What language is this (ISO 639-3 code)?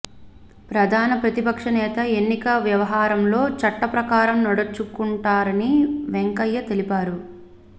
tel